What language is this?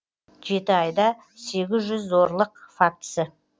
Kazakh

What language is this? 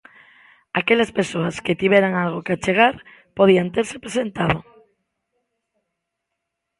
Galician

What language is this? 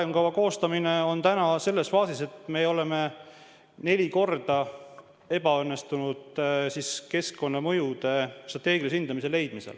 Estonian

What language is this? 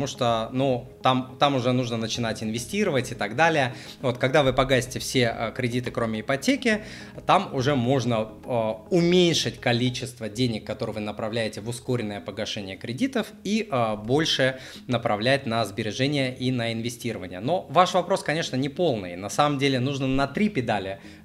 Russian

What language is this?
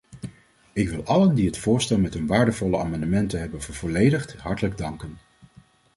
Dutch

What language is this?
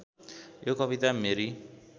Nepali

